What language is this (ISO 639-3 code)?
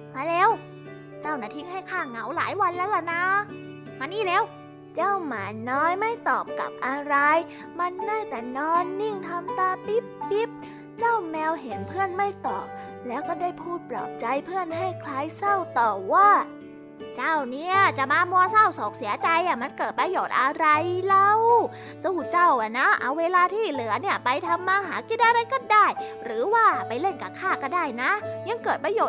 tha